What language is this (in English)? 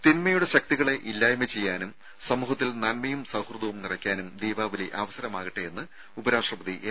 Malayalam